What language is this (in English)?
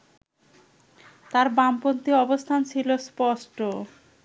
Bangla